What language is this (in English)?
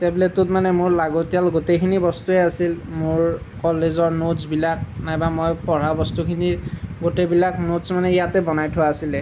Assamese